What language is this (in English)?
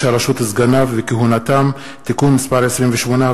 Hebrew